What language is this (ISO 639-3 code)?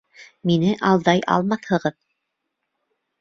bak